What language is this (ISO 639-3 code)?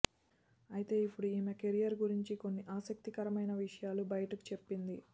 tel